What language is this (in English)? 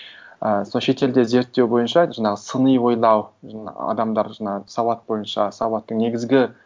Kazakh